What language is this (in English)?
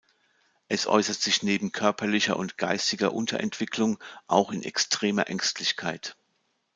German